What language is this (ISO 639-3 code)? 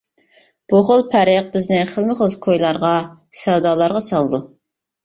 uig